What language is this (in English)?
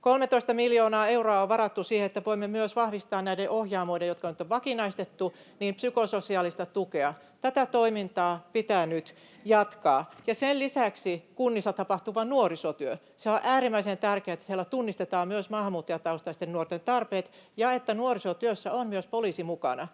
Finnish